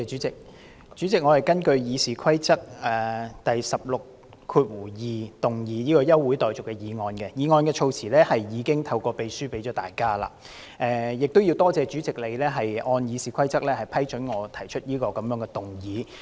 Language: Cantonese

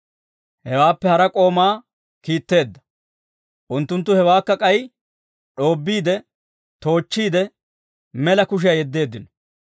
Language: Dawro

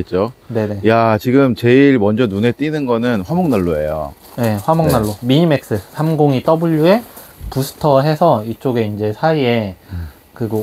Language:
Korean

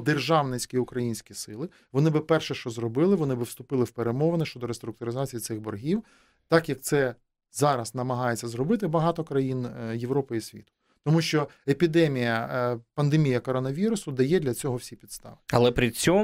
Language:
Ukrainian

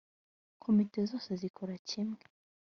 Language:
Kinyarwanda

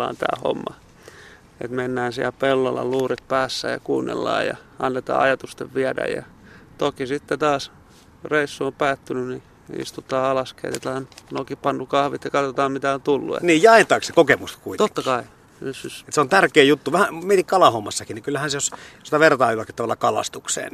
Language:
Finnish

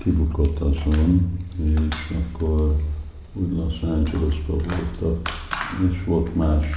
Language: Hungarian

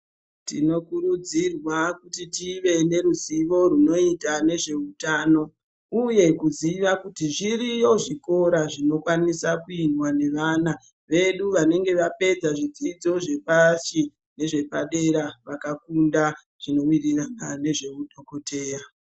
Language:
Ndau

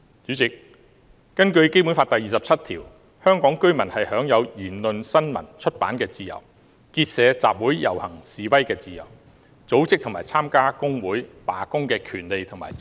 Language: Cantonese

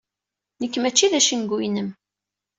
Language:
Kabyle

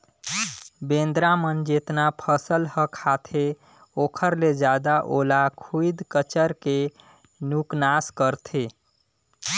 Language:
Chhattisgarhi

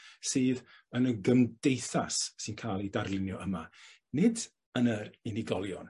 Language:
Welsh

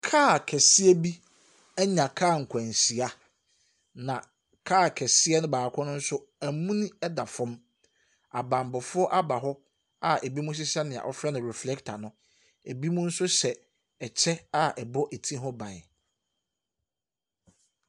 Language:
Akan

